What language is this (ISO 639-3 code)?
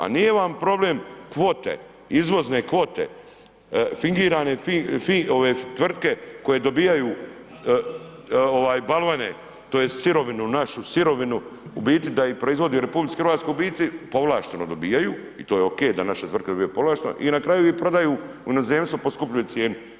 hrv